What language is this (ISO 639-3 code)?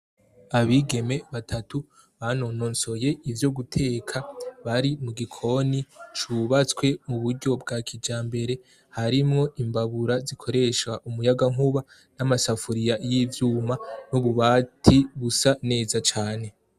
run